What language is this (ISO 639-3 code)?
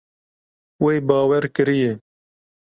kur